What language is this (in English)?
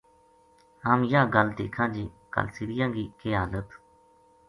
Gujari